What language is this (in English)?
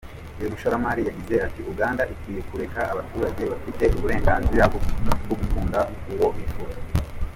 Kinyarwanda